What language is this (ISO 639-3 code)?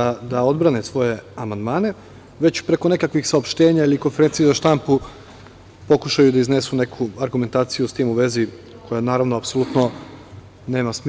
srp